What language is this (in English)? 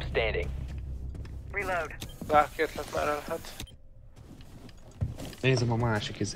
Hungarian